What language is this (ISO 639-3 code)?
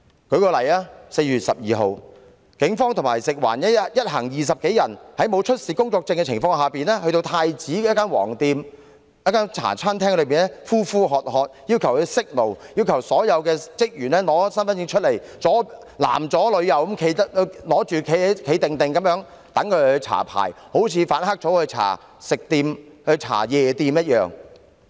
yue